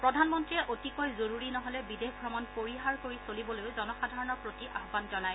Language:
Assamese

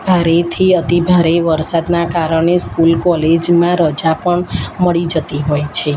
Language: Gujarati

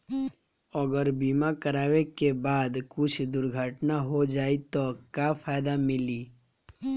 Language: Bhojpuri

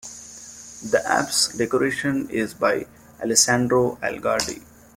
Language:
English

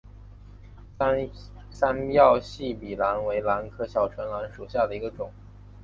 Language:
Chinese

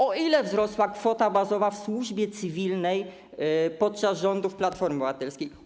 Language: Polish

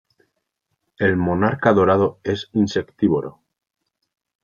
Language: Spanish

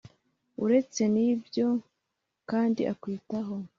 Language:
Kinyarwanda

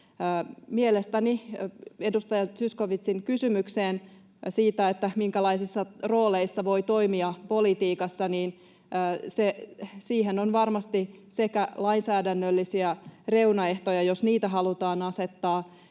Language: Finnish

